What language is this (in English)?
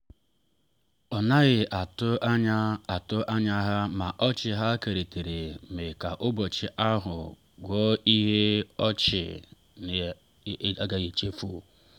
Igbo